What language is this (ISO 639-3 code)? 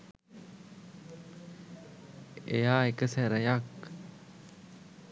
sin